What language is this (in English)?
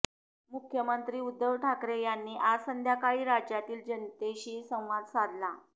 Marathi